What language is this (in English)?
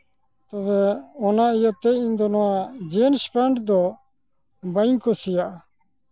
Santali